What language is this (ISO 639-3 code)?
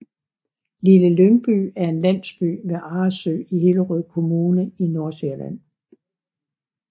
dan